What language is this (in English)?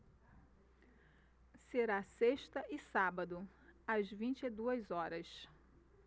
Portuguese